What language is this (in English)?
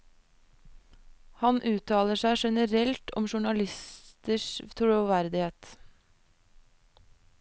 Norwegian